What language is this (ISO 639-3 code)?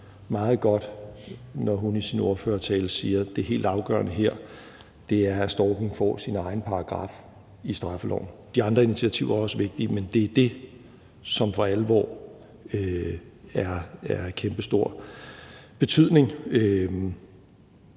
dan